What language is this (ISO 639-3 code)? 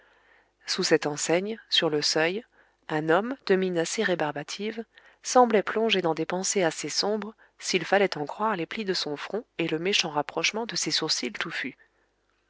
fra